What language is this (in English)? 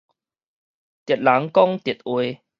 Min Nan Chinese